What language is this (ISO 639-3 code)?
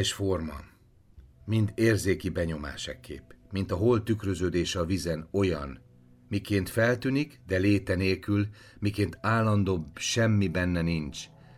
hun